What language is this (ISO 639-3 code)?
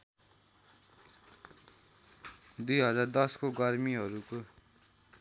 nep